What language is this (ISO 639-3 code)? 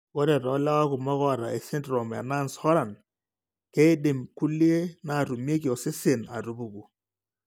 mas